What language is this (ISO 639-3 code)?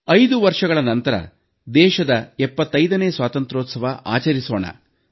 kan